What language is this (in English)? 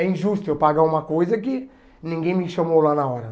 Portuguese